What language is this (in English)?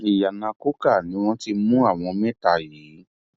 Yoruba